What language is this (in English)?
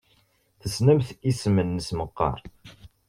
Kabyle